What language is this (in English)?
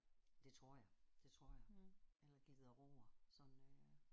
Danish